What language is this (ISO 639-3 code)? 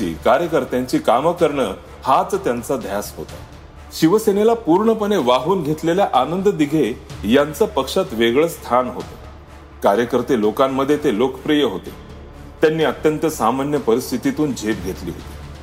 mar